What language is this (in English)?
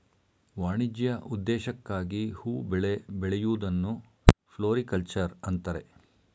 Kannada